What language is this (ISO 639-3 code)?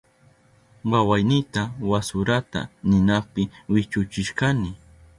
qup